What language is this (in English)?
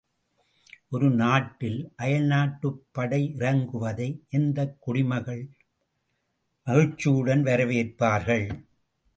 Tamil